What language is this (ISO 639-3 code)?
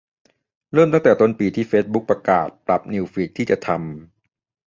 tha